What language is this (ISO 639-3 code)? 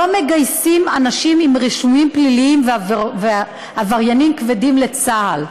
heb